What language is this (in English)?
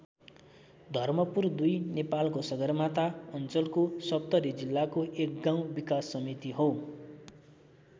Nepali